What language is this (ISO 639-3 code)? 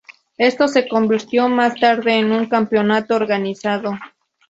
spa